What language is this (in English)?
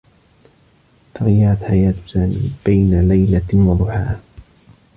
Arabic